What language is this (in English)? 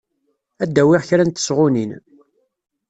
Kabyle